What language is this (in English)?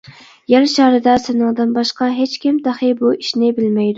Uyghur